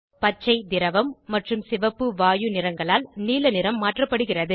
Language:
Tamil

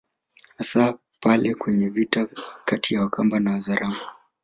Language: Swahili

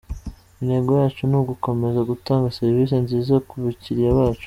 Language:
Kinyarwanda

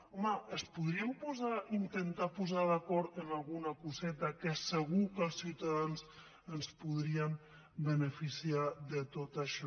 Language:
Catalan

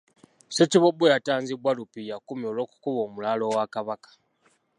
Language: Ganda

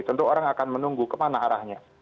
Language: Indonesian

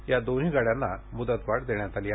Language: Marathi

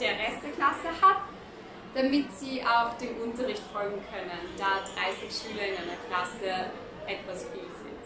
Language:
German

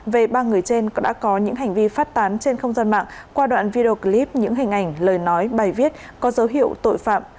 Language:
Vietnamese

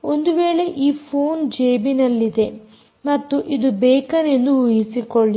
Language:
Kannada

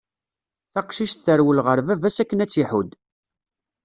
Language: Kabyle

